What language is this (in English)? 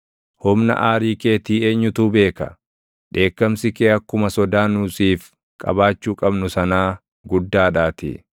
Oromo